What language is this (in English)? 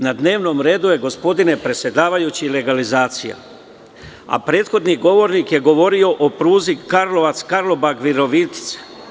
Serbian